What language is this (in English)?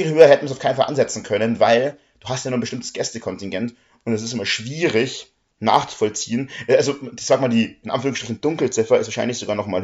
German